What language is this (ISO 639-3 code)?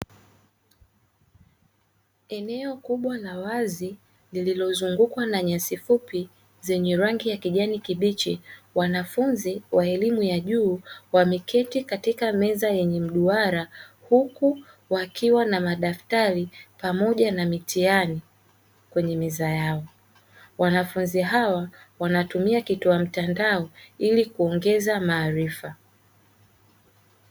swa